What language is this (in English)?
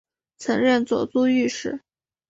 Chinese